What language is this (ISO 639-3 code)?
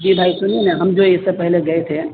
urd